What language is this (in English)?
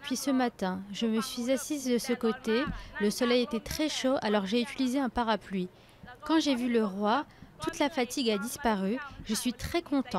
French